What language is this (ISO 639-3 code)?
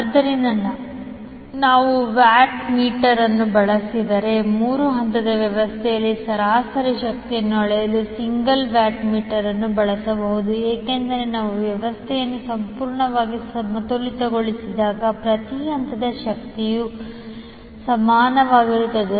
kan